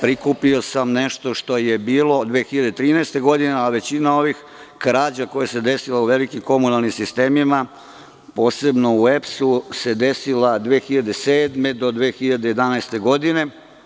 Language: Serbian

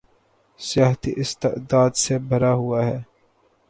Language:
Urdu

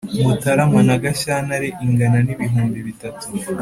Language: Kinyarwanda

